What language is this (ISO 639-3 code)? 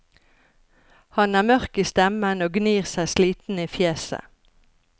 nor